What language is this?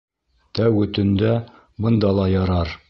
Bashkir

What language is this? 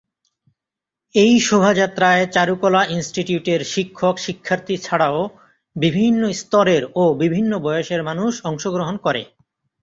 Bangla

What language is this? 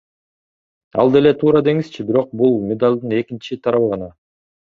Kyrgyz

